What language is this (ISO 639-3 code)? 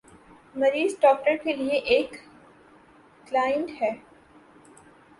urd